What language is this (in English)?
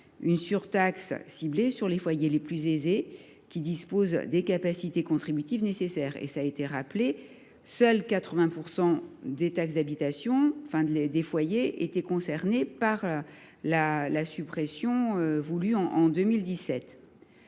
French